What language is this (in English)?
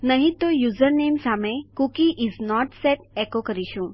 Gujarati